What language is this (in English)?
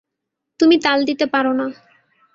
Bangla